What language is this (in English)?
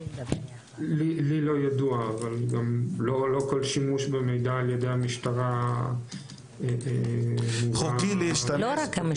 Hebrew